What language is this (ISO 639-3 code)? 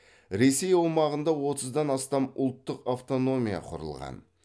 kaz